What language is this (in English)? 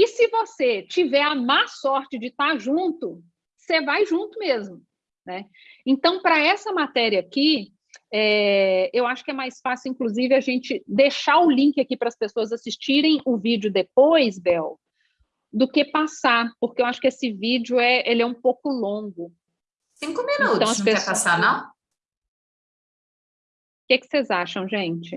Portuguese